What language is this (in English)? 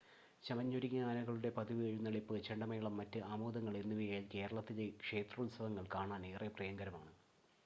Malayalam